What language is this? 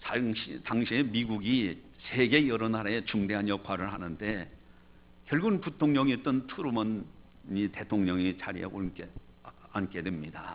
Korean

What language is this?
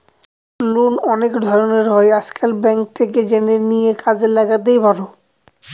Bangla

